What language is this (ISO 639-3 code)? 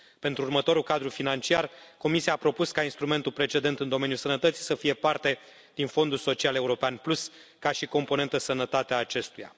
ron